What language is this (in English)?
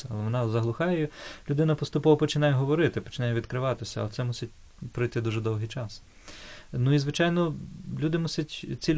Ukrainian